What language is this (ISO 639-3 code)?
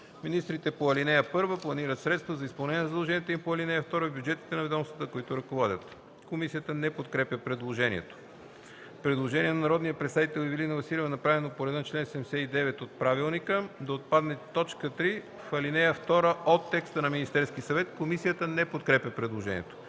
bul